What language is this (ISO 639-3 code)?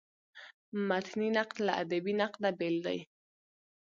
pus